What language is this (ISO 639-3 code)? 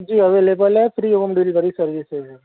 urd